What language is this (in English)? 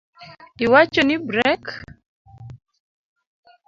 Luo (Kenya and Tanzania)